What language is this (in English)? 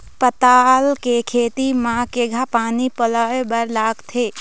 Chhattisgarhi